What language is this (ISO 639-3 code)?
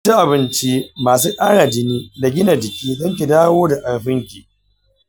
hau